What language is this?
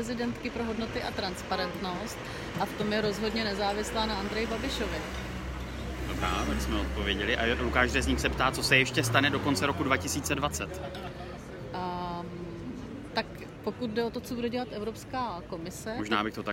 Czech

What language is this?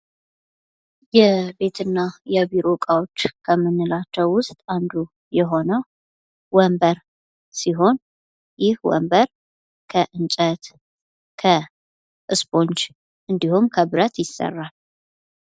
Amharic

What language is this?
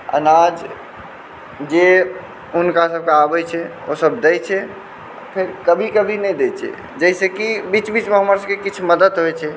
Maithili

